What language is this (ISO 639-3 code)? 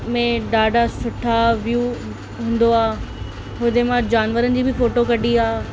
snd